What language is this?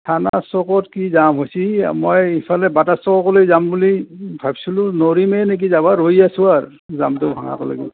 Assamese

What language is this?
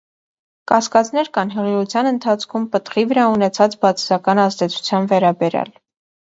Armenian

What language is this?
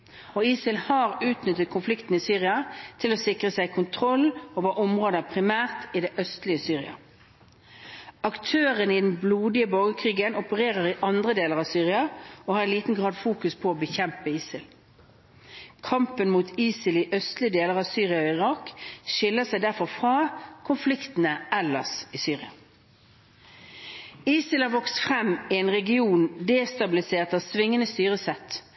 Norwegian Bokmål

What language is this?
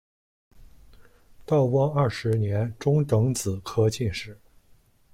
Chinese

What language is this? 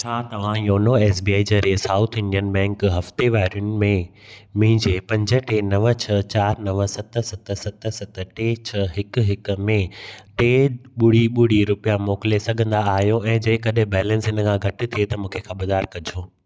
Sindhi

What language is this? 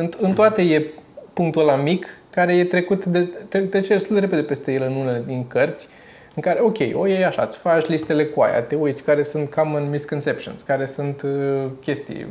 Romanian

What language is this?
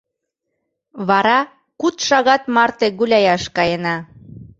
Mari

